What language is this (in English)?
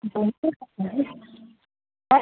Hindi